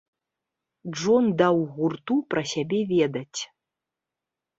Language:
Belarusian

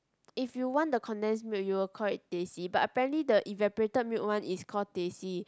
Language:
English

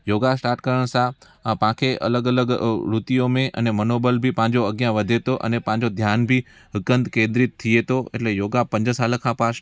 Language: Sindhi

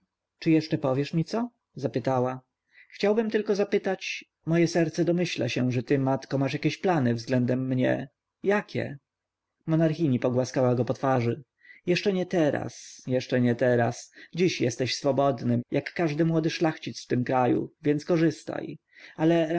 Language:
Polish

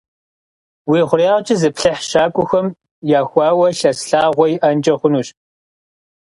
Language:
Kabardian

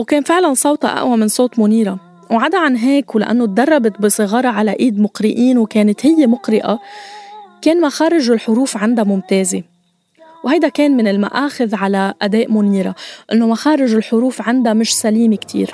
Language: Arabic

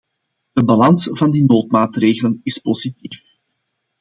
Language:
Dutch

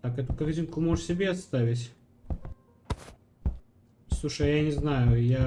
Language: Russian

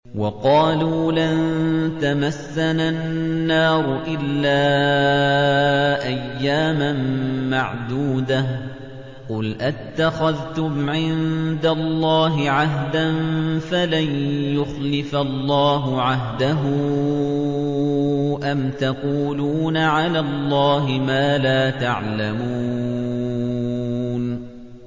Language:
Arabic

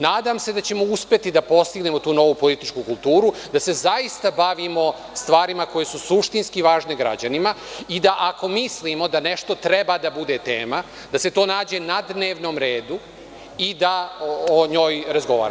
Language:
Serbian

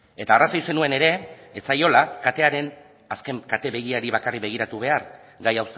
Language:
Basque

